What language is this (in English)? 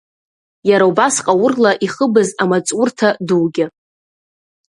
Abkhazian